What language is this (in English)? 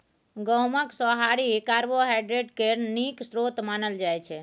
Maithili